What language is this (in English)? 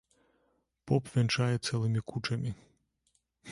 Belarusian